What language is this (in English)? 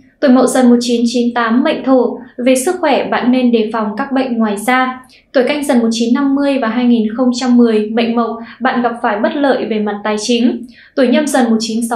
Vietnamese